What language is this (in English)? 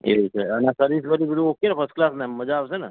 Gujarati